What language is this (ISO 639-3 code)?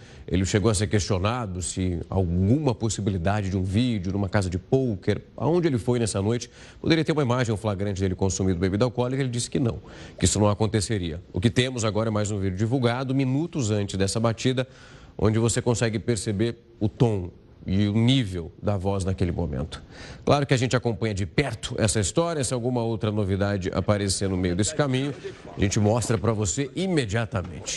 por